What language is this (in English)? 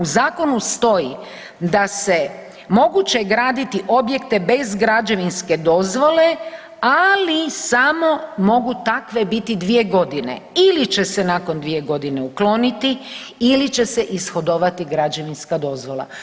Croatian